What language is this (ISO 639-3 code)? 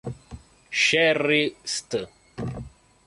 ita